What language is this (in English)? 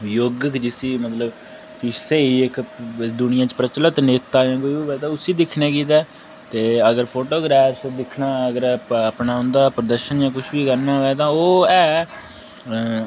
Dogri